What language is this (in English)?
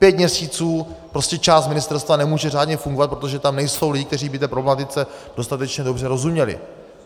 Czech